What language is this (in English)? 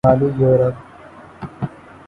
Urdu